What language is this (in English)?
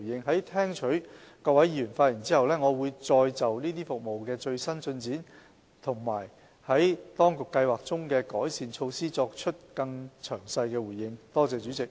Cantonese